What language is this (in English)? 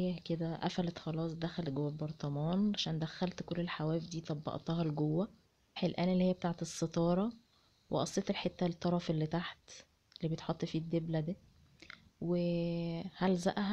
Arabic